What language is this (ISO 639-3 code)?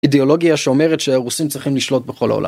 heb